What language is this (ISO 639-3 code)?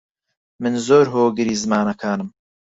ckb